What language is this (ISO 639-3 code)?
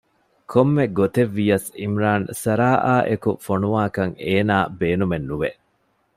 div